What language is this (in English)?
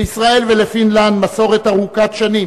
Hebrew